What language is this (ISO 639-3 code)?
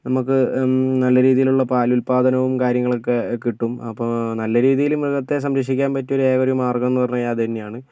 mal